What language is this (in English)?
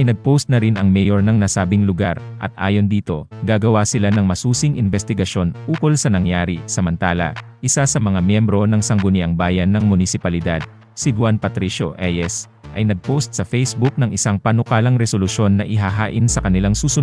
Filipino